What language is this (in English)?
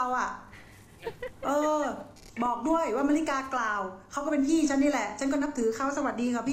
Thai